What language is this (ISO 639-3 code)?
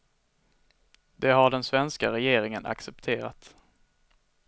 swe